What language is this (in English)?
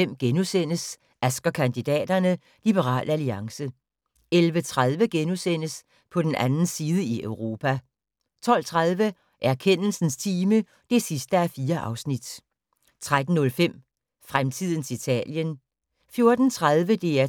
Danish